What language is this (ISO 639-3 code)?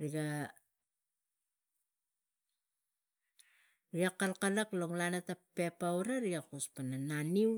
tgc